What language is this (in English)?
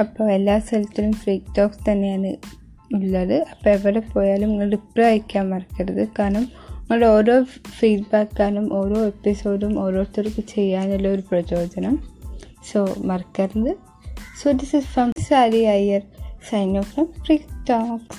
Malayalam